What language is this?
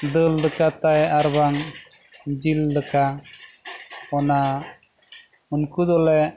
Santali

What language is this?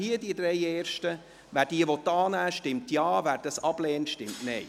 Swiss German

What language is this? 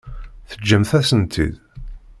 Kabyle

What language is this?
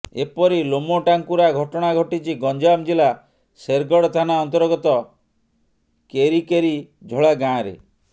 Odia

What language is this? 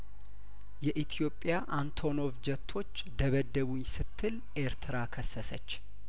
Amharic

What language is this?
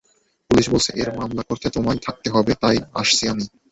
Bangla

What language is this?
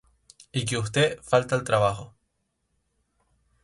Spanish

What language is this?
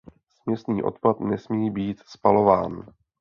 Czech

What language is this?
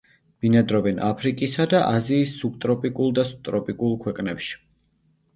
Georgian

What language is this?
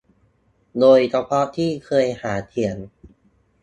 Thai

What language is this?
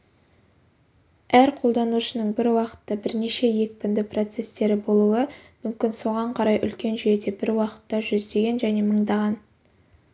Kazakh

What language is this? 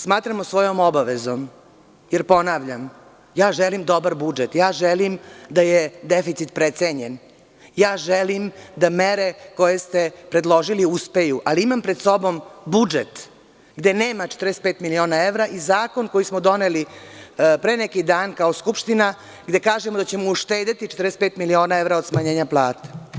Serbian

